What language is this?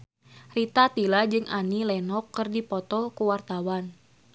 Sundanese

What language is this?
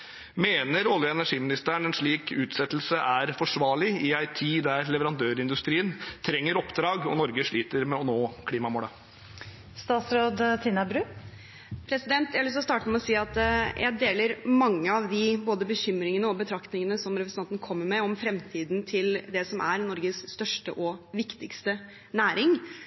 Norwegian Bokmål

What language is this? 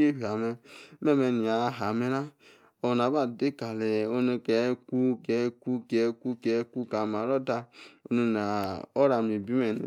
Yace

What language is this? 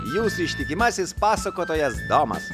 Lithuanian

